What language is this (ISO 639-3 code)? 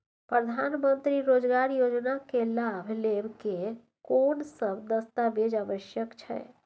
mai